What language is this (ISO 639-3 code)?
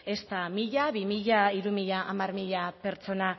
eus